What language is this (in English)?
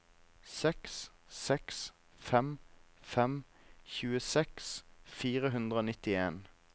Norwegian